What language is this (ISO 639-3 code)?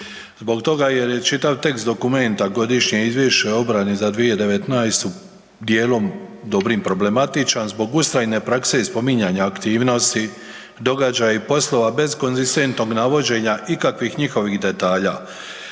hrv